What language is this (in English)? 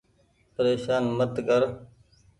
Goaria